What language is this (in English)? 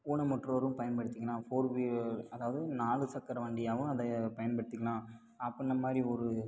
Tamil